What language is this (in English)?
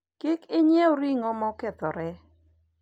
Luo (Kenya and Tanzania)